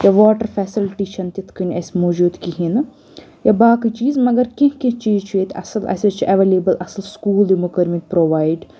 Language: Kashmiri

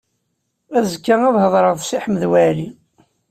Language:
Kabyle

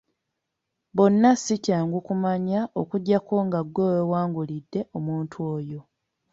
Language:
Ganda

